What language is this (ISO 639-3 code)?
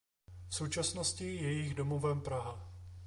ces